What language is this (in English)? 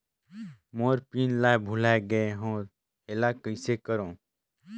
Chhattisgarhi